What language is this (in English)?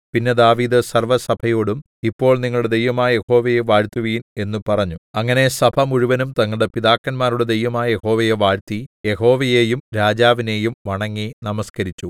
Malayalam